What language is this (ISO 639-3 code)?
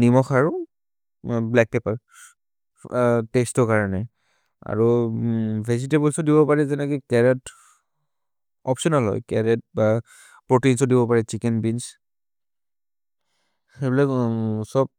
mrr